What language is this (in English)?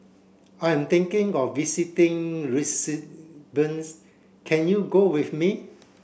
English